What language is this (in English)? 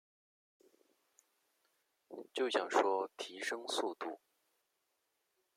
Chinese